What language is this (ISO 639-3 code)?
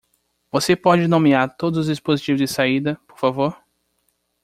por